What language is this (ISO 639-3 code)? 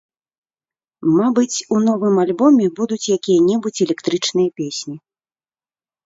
bel